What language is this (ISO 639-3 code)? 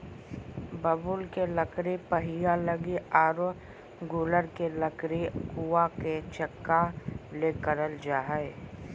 mag